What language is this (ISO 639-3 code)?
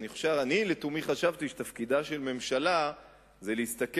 heb